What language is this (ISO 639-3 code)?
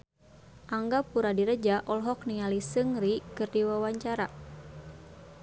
sun